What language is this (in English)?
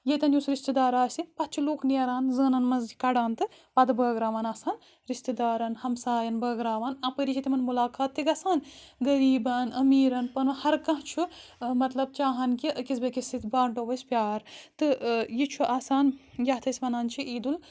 Kashmiri